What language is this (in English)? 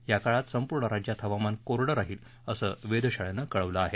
Marathi